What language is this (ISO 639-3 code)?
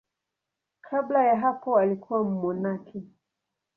swa